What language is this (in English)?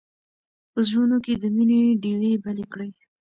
Pashto